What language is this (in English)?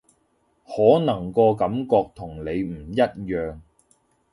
Cantonese